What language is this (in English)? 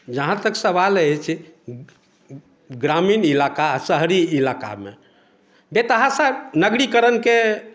Maithili